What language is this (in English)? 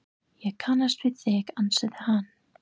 Icelandic